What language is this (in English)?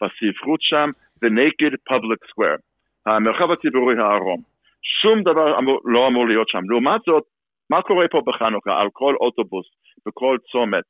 Hebrew